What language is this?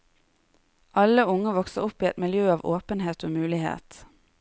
Norwegian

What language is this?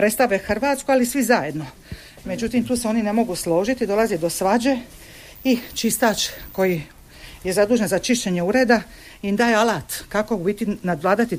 Croatian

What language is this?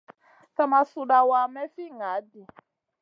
Masana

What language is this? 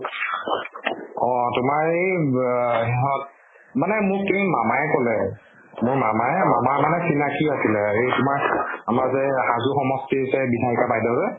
Assamese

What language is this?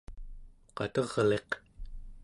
Central Yupik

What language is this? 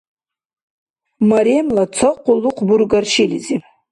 Dargwa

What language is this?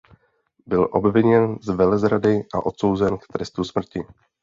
Czech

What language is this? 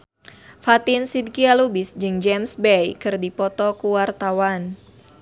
Sundanese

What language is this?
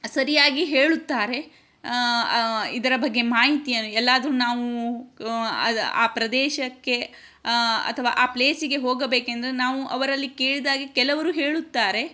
Kannada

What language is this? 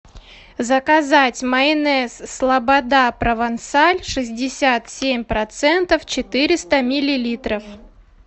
Russian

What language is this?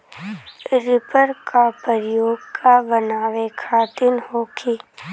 Bhojpuri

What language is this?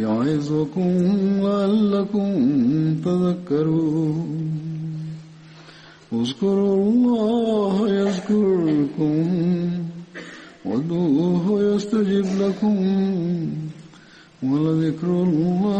Swahili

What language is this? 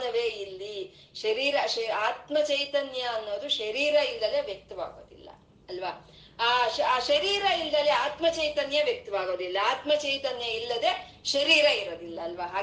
Kannada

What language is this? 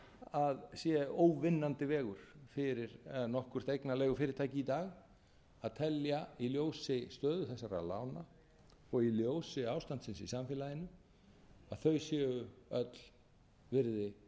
Icelandic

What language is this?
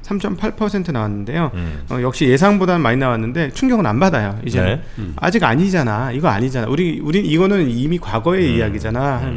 Korean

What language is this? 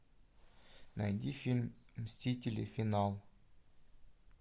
Russian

